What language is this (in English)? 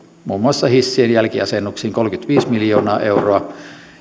Finnish